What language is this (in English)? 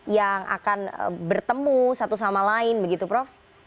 Indonesian